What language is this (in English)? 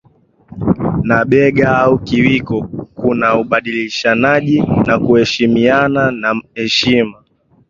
Swahili